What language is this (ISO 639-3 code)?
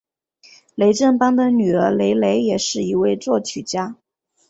zho